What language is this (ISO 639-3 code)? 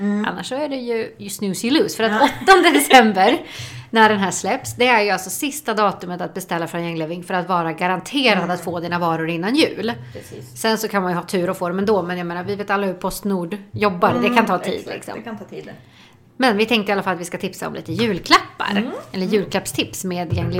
swe